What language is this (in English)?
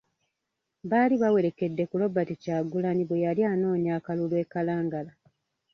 Ganda